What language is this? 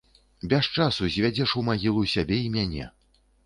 Belarusian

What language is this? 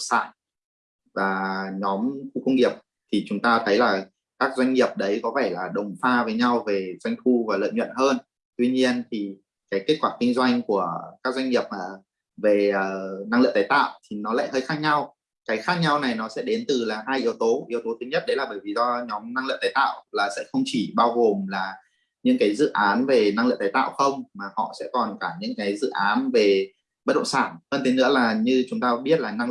Vietnamese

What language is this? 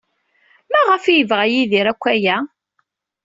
Kabyle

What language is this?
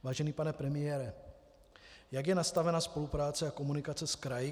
Czech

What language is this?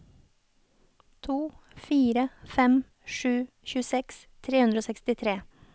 Norwegian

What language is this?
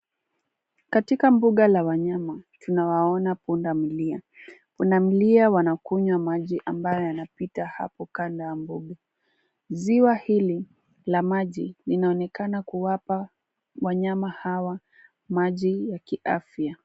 Swahili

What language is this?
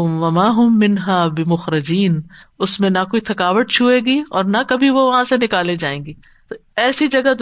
Urdu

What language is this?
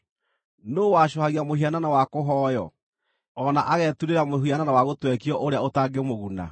Kikuyu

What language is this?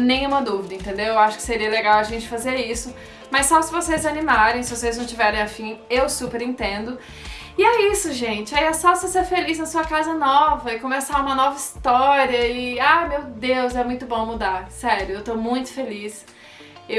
Portuguese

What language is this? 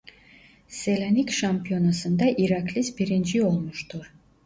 Turkish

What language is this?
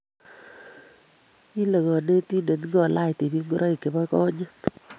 Kalenjin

